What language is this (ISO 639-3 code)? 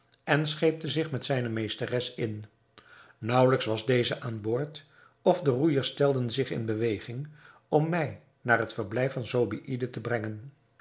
nld